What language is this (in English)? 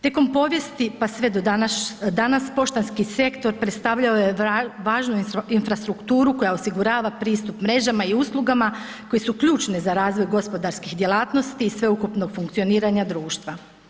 Croatian